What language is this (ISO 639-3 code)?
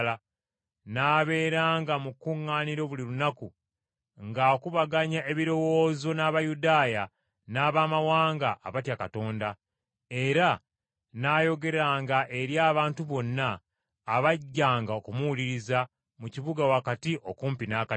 lug